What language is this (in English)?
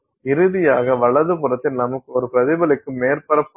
Tamil